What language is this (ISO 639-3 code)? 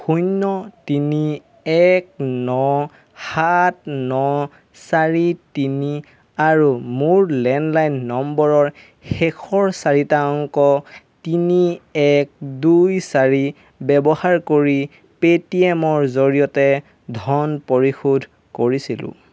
asm